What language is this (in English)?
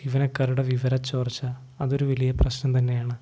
Malayalam